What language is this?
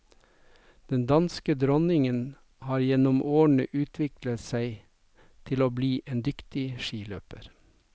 Norwegian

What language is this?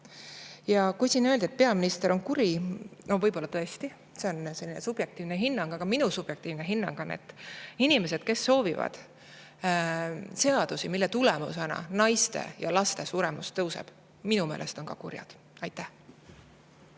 Estonian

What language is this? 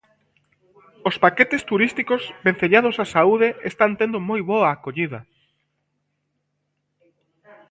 Galician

